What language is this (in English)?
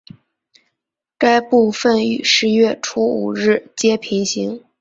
Chinese